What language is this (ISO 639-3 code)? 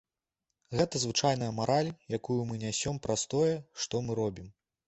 bel